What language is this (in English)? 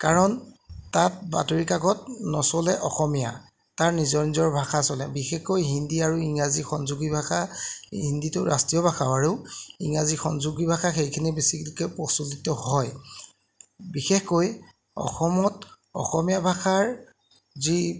Assamese